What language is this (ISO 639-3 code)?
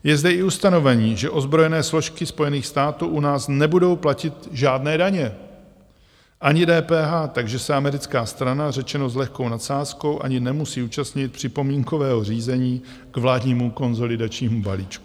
ces